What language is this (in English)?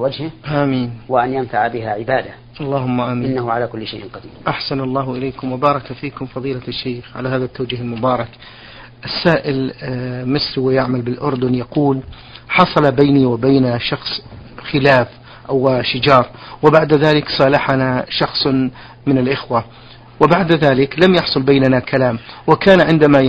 Arabic